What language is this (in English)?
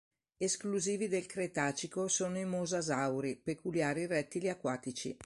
Italian